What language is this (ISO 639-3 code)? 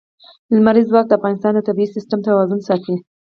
pus